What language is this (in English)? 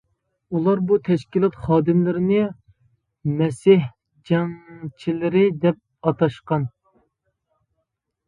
Uyghur